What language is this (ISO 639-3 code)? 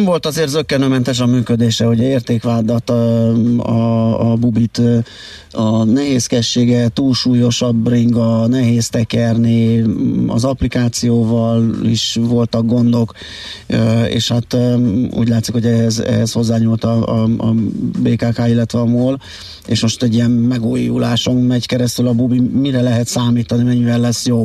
hun